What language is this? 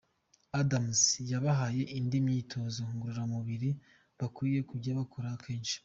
Kinyarwanda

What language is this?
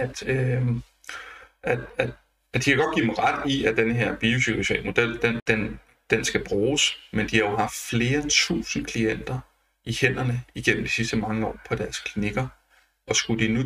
Danish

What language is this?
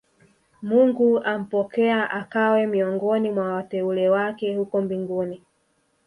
Swahili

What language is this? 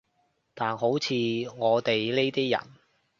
Cantonese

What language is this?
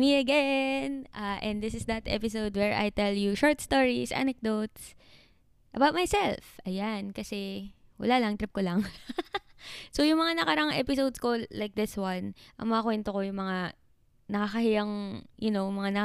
Filipino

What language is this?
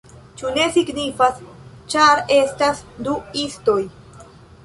Esperanto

